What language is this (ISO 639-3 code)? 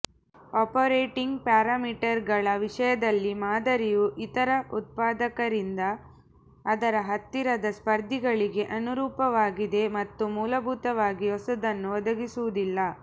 kan